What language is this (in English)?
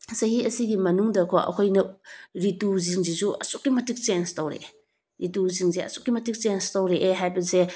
Manipuri